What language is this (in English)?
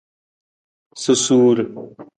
Nawdm